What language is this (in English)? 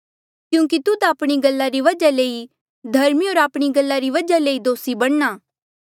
Mandeali